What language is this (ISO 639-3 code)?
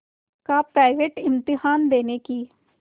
hin